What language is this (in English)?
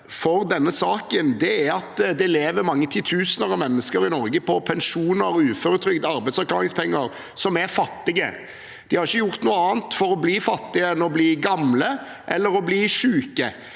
Norwegian